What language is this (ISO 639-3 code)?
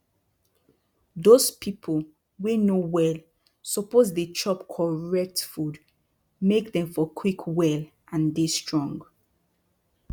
pcm